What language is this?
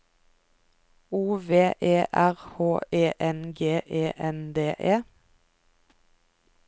Norwegian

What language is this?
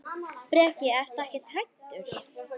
Icelandic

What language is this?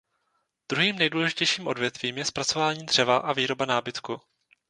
Czech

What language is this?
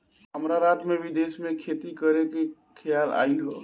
Bhojpuri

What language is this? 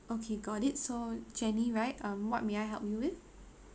English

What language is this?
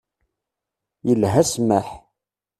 Kabyle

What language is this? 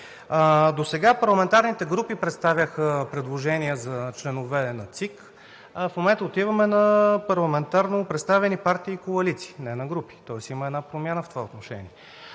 Bulgarian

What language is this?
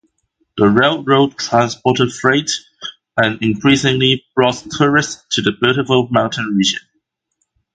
English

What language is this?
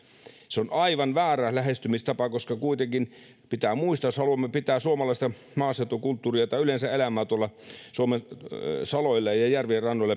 Finnish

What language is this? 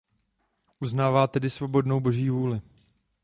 Czech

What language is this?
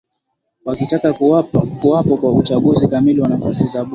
Swahili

